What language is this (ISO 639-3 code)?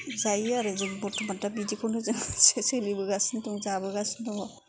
brx